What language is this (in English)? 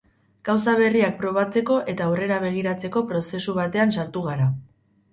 Basque